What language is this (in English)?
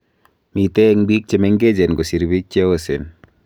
Kalenjin